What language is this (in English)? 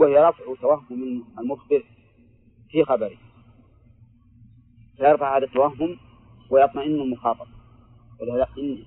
Arabic